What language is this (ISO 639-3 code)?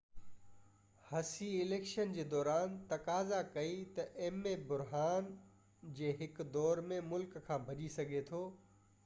snd